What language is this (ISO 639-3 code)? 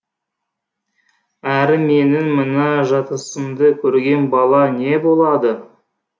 kaz